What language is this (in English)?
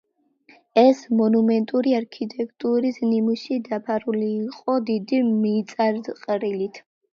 Georgian